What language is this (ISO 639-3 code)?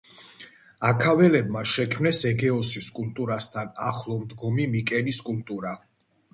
kat